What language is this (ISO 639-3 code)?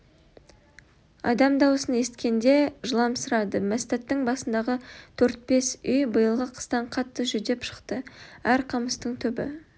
kaz